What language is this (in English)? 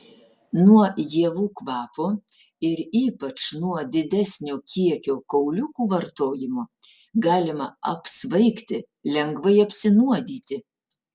Lithuanian